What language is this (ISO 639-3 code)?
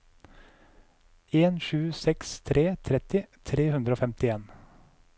nor